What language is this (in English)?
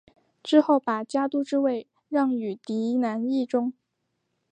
Chinese